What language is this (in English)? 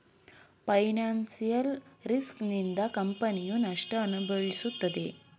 Kannada